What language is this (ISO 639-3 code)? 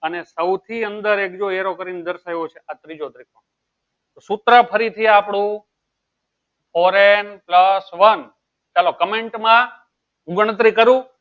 guj